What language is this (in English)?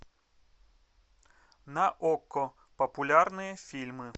Russian